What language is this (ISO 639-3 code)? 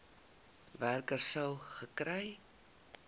afr